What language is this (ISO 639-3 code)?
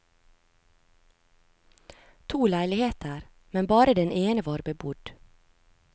nor